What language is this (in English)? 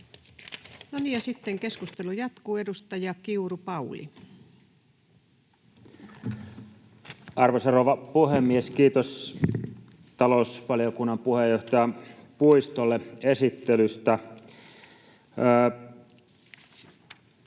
Finnish